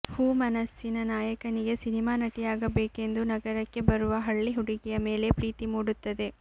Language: Kannada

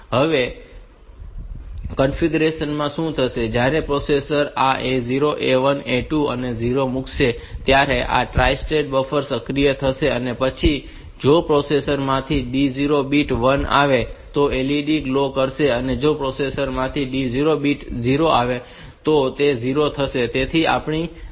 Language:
Gujarati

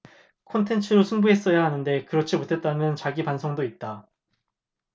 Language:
Korean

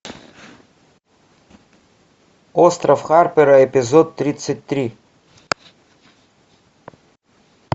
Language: Russian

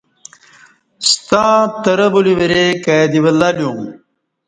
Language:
Kati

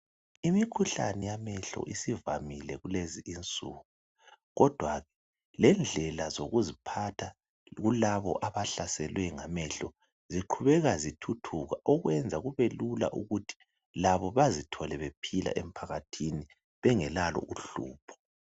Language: North Ndebele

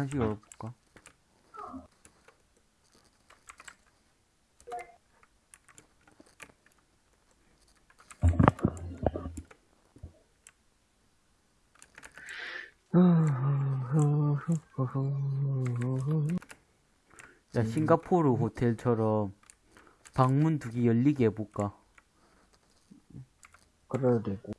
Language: Korean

